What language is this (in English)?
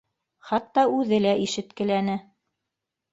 Bashkir